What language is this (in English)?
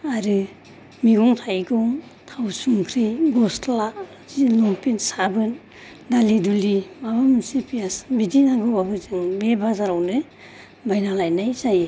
Bodo